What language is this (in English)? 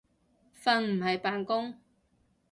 Cantonese